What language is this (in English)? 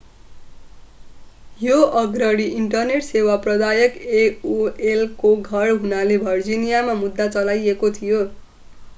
Nepali